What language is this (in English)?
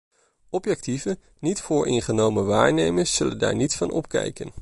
Dutch